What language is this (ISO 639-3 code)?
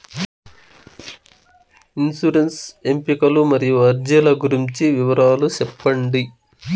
tel